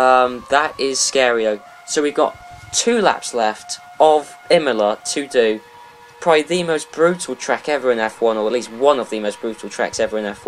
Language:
English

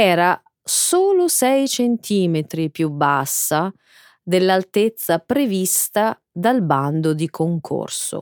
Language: Italian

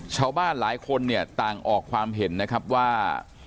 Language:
Thai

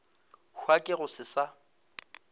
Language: Northern Sotho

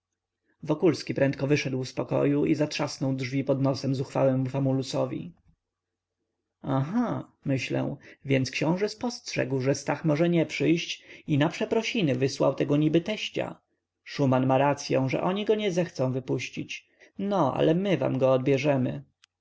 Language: Polish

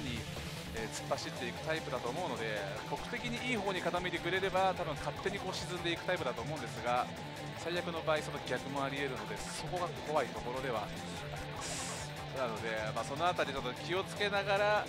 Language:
Japanese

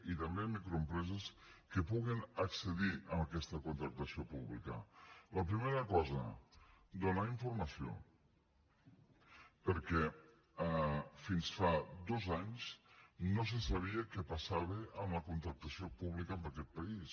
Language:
Catalan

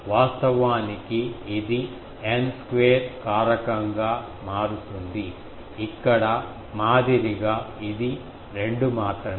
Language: Telugu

